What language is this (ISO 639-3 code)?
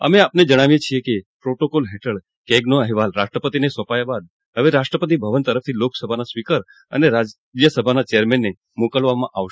guj